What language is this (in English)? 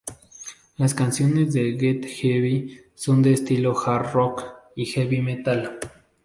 Spanish